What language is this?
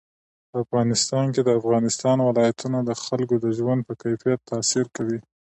Pashto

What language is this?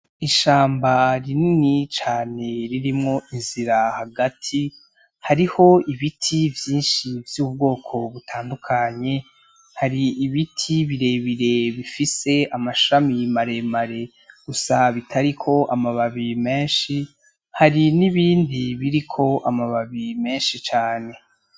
Rundi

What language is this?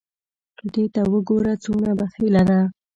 Pashto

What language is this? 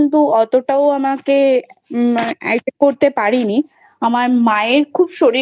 Bangla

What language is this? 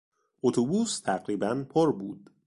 Persian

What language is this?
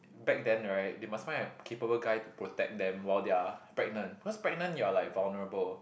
English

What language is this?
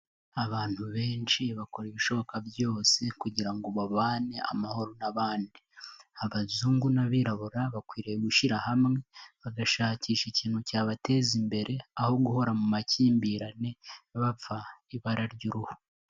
Kinyarwanda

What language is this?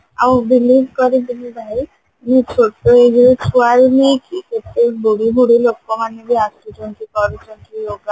Odia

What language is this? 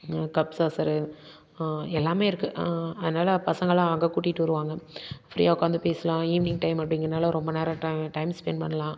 Tamil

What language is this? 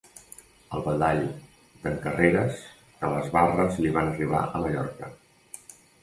Catalan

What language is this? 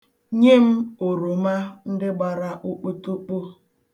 Igbo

